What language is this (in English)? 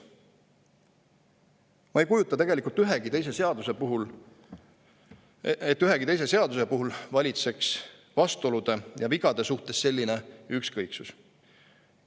Estonian